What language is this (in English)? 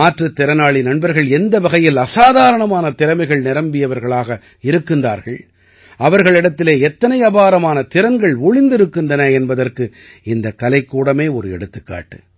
Tamil